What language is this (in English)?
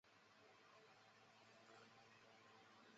Chinese